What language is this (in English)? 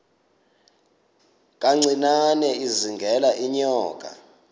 Xhosa